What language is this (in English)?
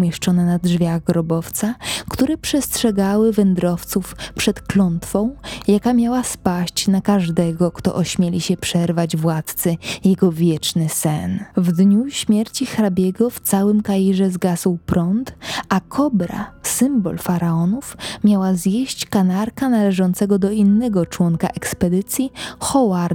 Polish